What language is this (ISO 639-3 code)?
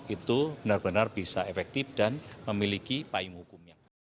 ind